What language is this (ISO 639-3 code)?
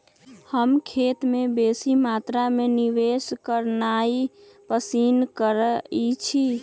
mag